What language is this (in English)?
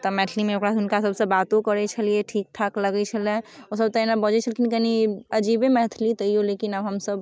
Maithili